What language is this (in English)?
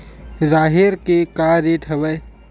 Chhattisgarhi